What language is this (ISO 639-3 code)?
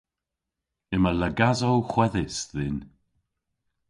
cor